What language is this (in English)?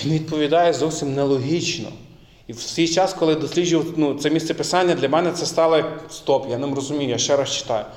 Ukrainian